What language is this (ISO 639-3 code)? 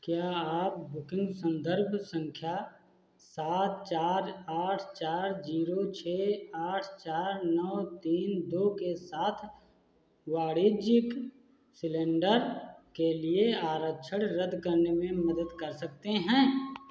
hin